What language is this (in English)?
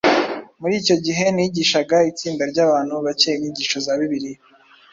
Kinyarwanda